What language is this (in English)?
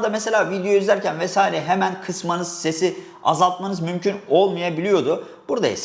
Turkish